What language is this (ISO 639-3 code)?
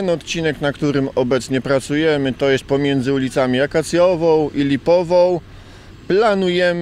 pol